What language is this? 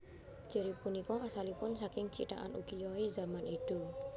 Javanese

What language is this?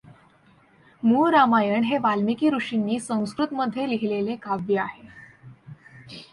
Marathi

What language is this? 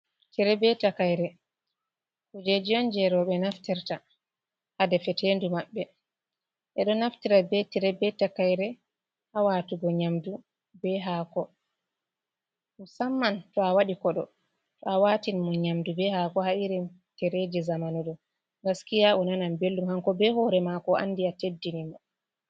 Fula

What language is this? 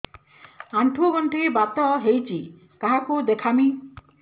Odia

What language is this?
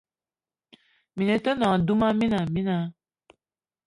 Eton (Cameroon)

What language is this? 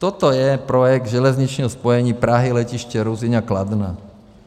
Czech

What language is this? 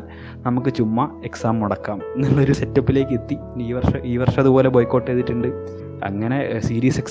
Malayalam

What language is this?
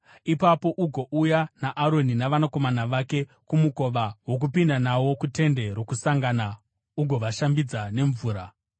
Shona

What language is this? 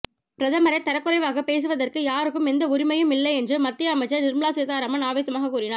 Tamil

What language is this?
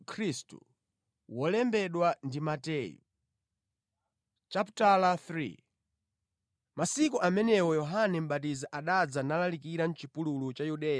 Nyanja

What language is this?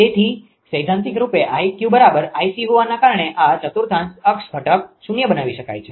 Gujarati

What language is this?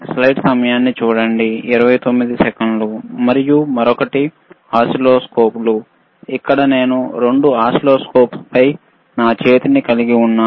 Telugu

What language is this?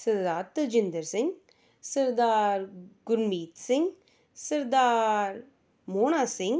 Punjabi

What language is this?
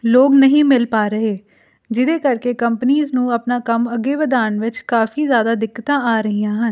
Punjabi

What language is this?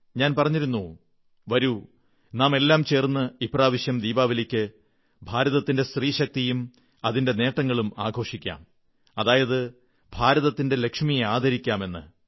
Malayalam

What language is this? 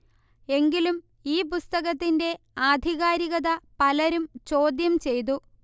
Malayalam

